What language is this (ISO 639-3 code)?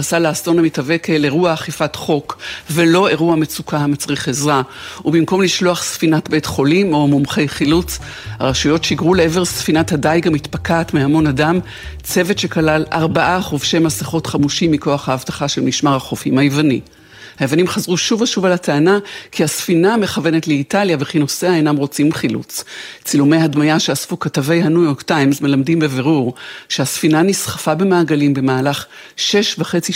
heb